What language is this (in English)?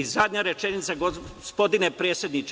Serbian